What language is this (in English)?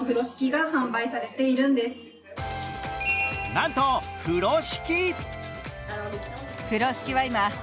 Japanese